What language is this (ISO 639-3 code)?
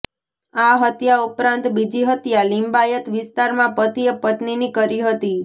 guj